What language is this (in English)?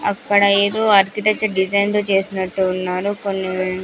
Telugu